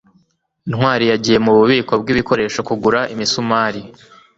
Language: Kinyarwanda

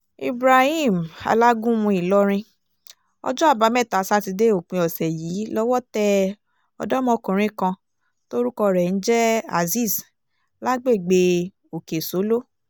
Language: Yoruba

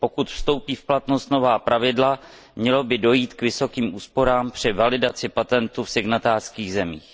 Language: Czech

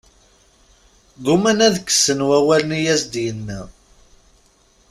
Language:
Kabyle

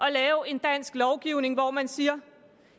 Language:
Danish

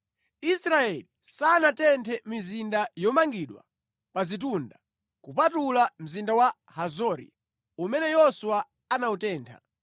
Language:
Nyanja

